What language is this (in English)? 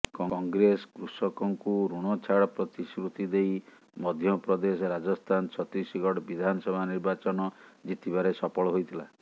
Odia